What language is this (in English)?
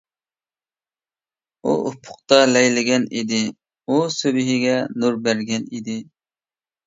Uyghur